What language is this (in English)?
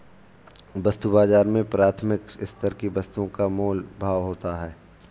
Hindi